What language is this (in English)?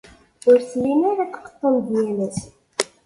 Kabyle